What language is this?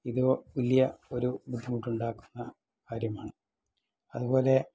Malayalam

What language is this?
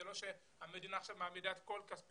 Hebrew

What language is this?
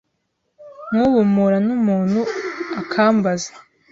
Kinyarwanda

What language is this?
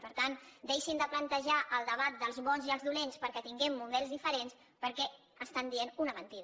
Catalan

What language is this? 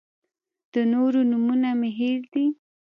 Pashto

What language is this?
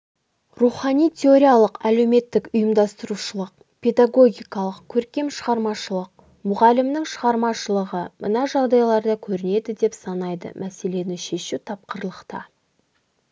Kazakh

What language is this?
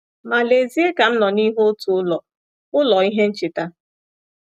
Igbo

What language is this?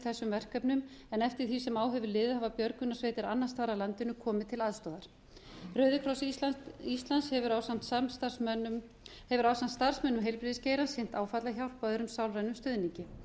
Icelandic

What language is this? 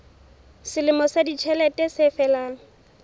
Southern Sotho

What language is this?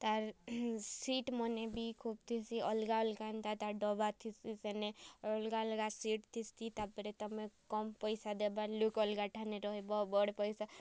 Odia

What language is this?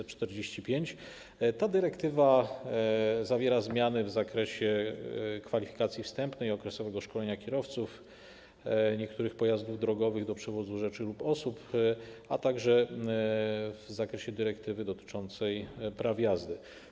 Polish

